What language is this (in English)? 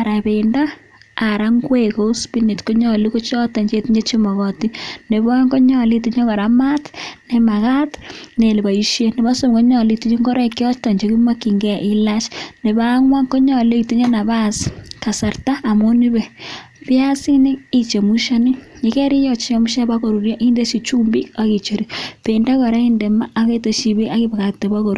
Kalenjin